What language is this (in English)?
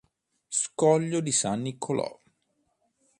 Italian